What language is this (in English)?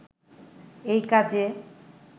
Bangla